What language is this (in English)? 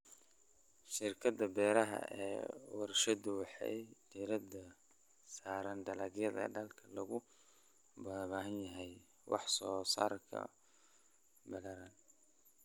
Somali